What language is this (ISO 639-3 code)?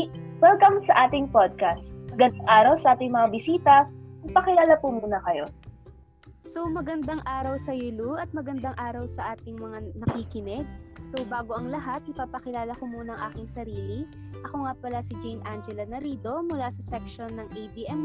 fil